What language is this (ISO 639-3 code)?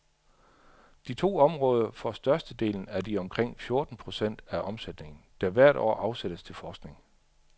dan